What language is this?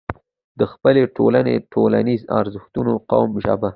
Pashto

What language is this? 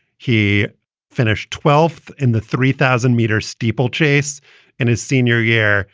English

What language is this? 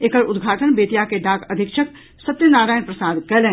Maithili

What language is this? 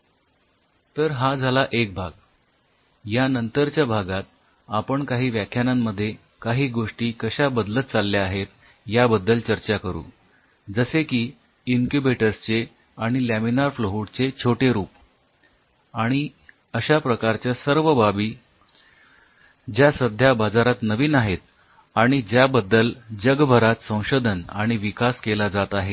Marathi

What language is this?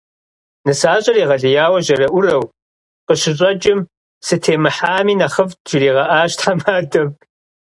Kabardian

